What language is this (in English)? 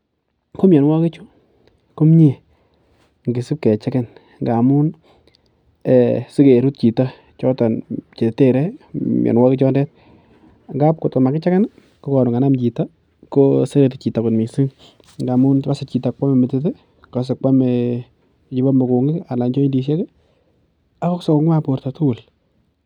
Kalenjin